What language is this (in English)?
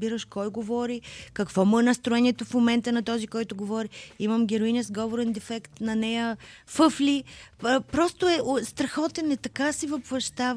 Bulgarian